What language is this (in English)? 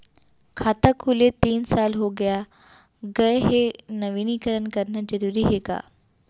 Chhattisgarhi